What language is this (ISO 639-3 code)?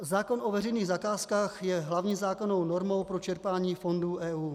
ces